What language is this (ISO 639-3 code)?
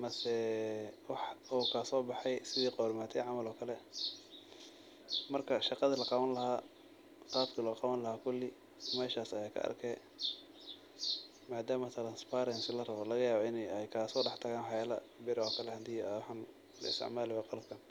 som